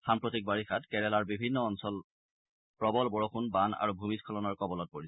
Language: Assamese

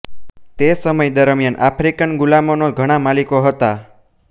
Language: Gujarati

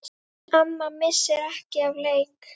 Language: Icelandic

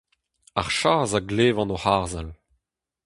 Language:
Breton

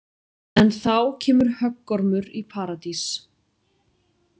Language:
Icelandic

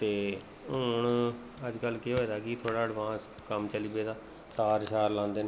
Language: Dogri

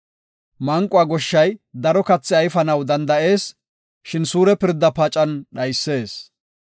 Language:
Gofa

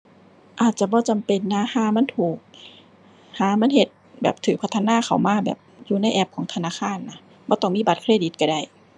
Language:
Thai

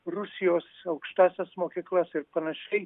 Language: Lithuanian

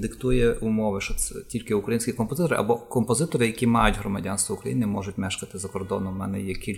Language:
Ukrainian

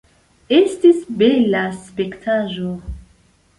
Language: Esperanto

